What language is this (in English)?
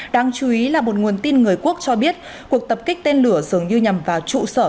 Vietnamese